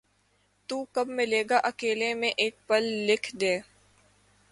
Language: Urdu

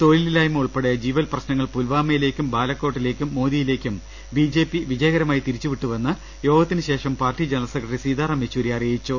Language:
Malayalam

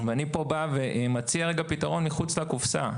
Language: Hebrew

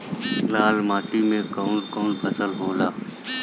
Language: Bhojpuri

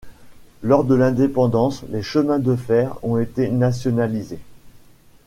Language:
French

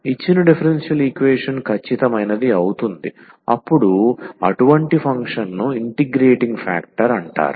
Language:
Telugu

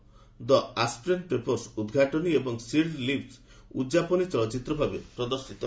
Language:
Odia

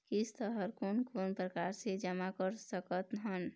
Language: Chhattisgarhi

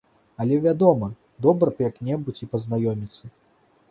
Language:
Belarusian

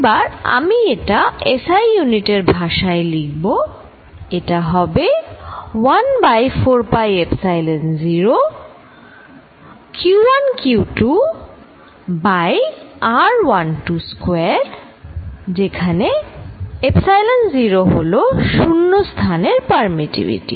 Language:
Bangla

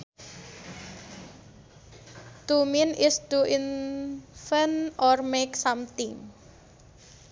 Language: Sundanese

